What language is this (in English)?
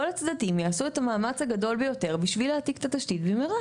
Hebrew